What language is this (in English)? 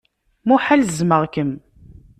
Kabyle